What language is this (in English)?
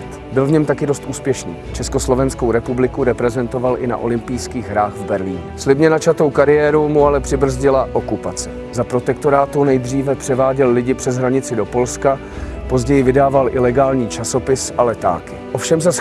Czech